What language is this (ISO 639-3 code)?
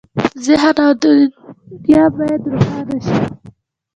pus